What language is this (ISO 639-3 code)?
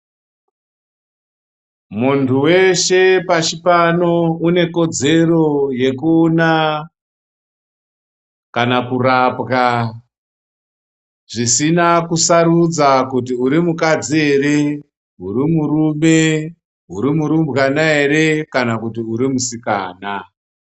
ndc